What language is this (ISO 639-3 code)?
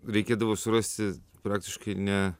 lit